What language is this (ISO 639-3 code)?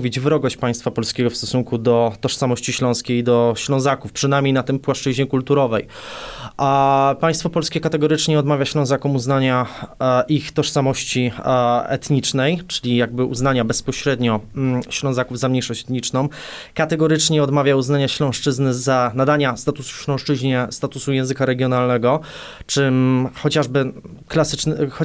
pol